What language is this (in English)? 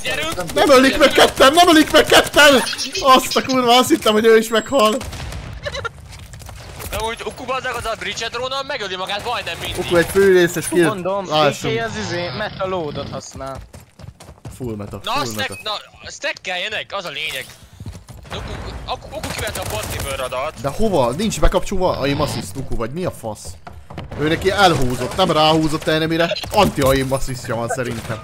Hungarian